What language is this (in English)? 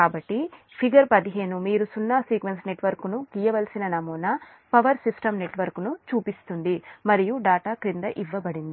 Telugu